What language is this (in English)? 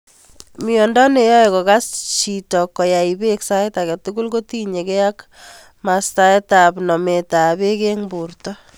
Kalenjin